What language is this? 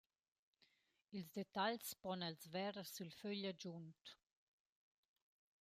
Romansh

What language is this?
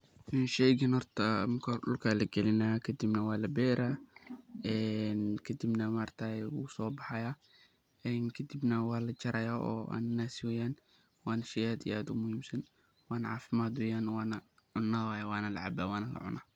Somali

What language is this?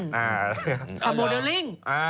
Thai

